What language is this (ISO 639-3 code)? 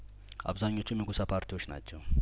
amh